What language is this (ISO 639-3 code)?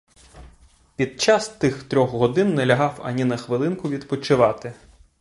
ukr